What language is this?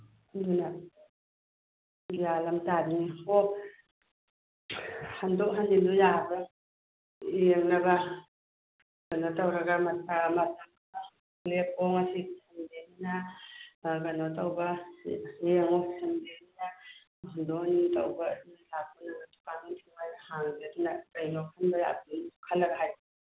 Manipuri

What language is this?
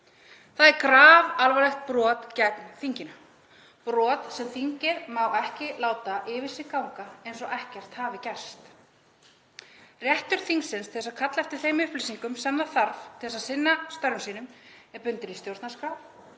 Icelandic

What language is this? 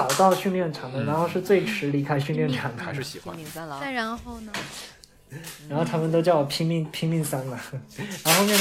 Chinese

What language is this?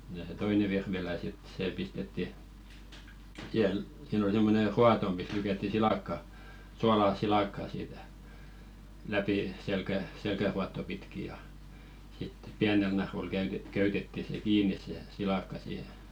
Finnish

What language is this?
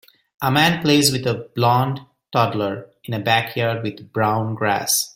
English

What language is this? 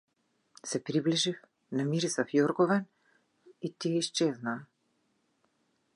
Macedonian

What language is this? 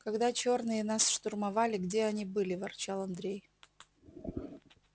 Russian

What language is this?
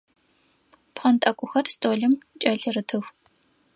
Adyghe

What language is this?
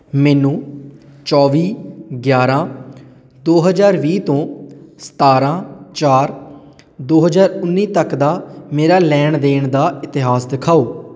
Punjabi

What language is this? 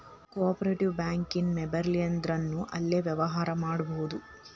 Kannada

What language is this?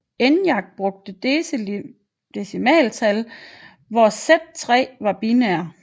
Danish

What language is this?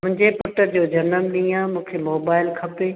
Sindhi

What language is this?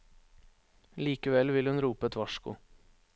Norwegian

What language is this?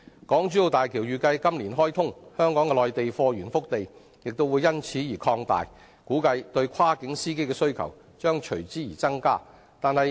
Cantonese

